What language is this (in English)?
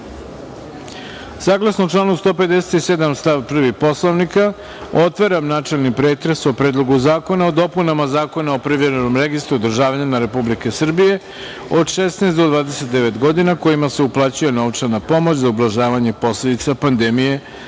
Serbian